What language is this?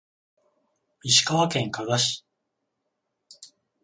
Japanese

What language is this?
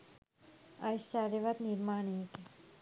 Sinhala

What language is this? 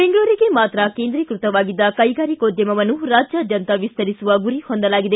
Kannada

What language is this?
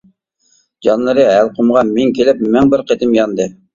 Uyghur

